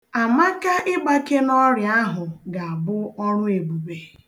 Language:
Igbo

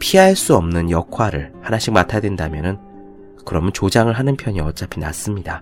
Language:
Korean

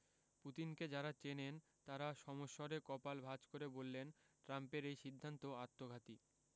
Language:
Bangla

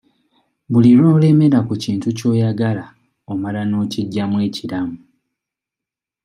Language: Ganda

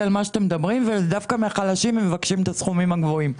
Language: Hebrew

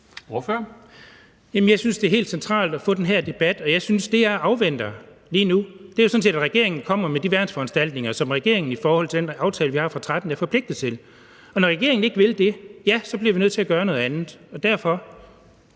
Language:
Danish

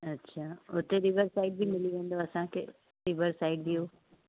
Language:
Sindhi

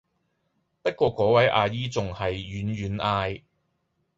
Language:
Cantonese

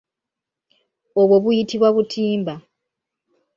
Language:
Ganda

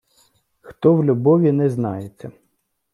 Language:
Ukrainian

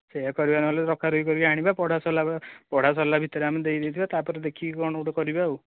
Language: Odia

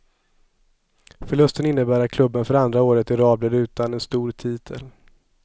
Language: Swedish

